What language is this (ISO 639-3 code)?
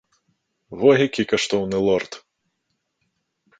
bel